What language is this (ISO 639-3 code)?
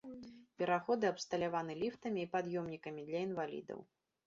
bel